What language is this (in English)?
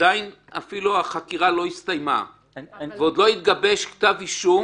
Hebrew